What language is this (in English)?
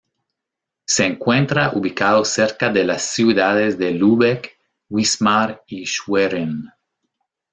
Spanish